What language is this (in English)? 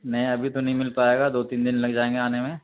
Urdu